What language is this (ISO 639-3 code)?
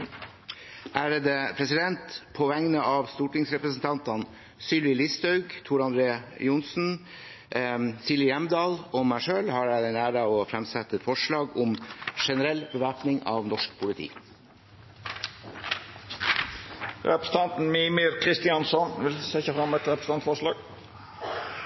nor